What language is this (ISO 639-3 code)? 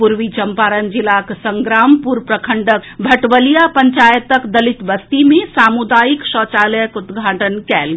mai